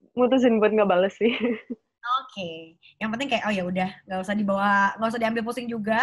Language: Indonesian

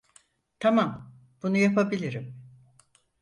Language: Turkish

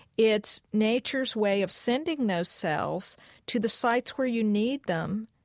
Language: English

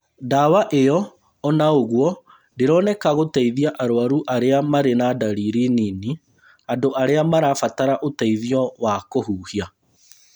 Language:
Kikuyu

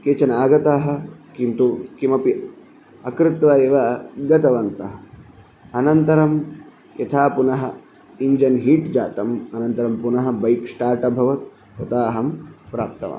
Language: Sanskrit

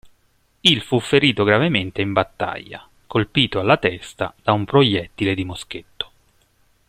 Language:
Italian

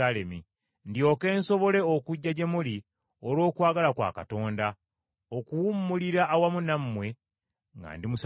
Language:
Ganda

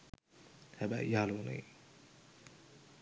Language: Sinhala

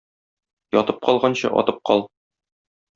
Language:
Tatar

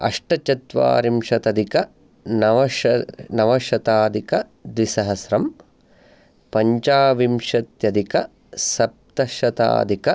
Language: Sanskrit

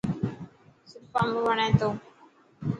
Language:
Dhatki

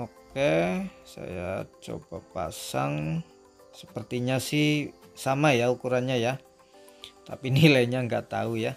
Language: Indonesian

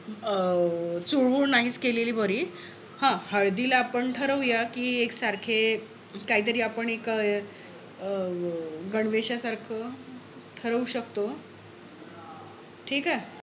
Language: Marathi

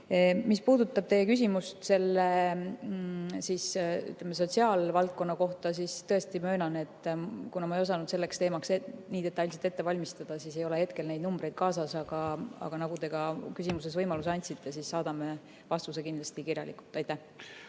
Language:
Estonian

